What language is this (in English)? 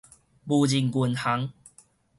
Min Nan Chinese